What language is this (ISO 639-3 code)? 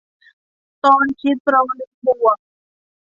tha